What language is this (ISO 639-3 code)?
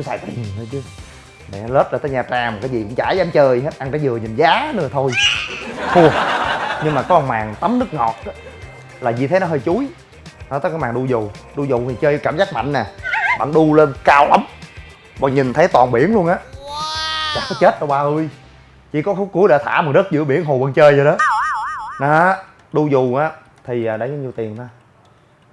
vie